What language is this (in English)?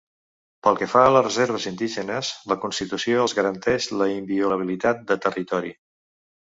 Catalan